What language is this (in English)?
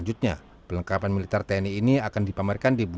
Indonesian